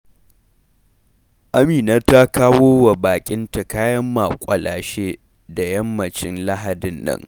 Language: Hausa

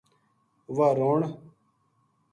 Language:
Gujari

